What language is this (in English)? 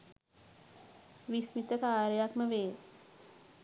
Sinhala